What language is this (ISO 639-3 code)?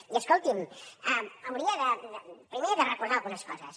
cat